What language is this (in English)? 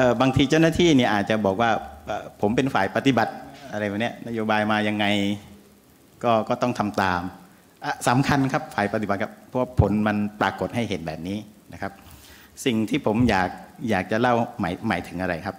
Thai